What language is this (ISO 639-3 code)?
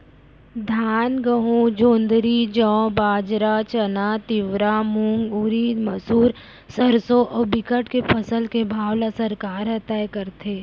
hne